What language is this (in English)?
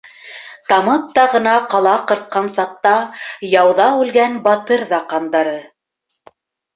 Bashkir